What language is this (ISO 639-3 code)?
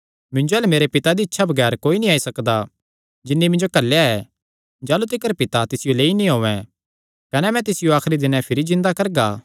xnr